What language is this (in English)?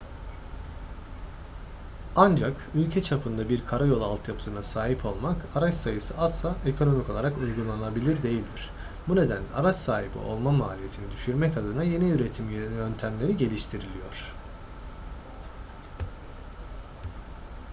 Turkish